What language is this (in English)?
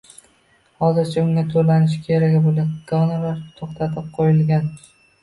Uzbek